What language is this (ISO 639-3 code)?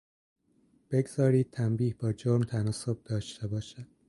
fas